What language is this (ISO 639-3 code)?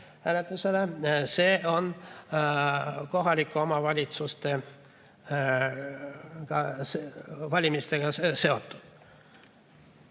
est